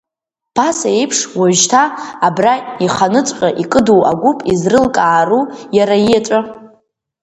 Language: Abkhazian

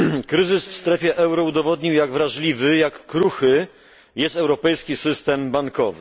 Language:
Polish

